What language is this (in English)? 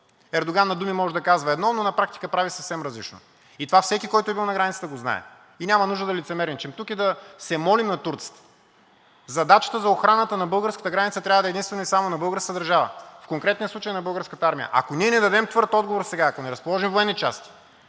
Bulgarian